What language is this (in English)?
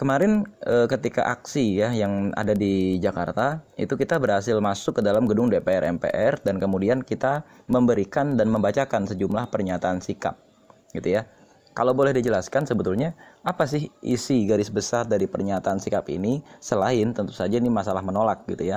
Indonesian